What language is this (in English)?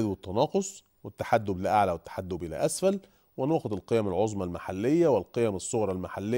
Arabic